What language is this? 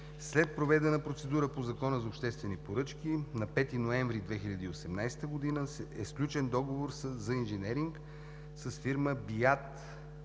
Bulgarian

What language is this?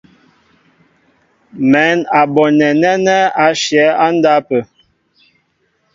Mbo (Cameroon)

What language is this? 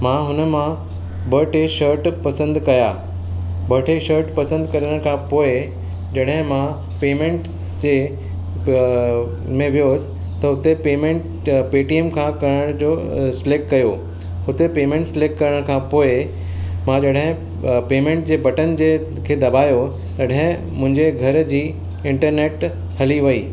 Sindhi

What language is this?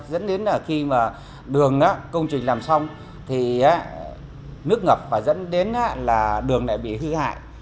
Vietnamese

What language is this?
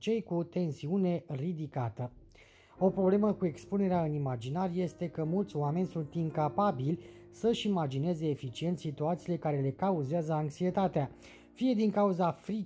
Romanian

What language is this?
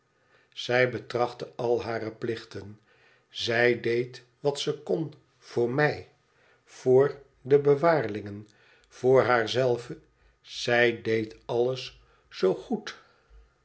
Dutch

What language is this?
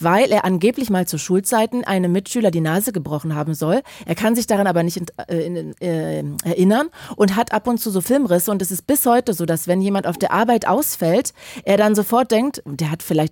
German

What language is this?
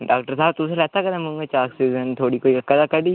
Dogri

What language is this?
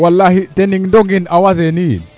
Serer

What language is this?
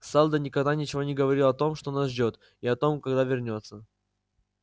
Russian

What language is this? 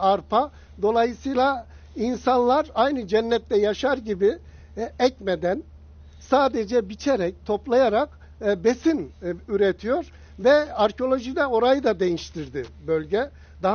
Turkish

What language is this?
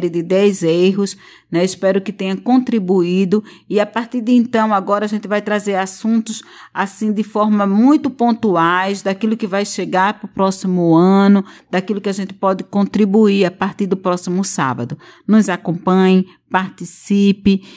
Portuguese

